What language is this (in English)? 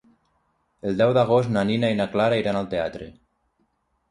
Catalan